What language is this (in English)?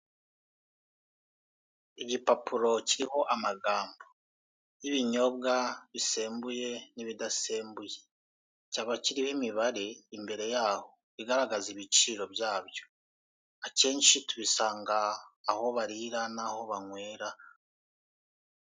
Kinyarwanda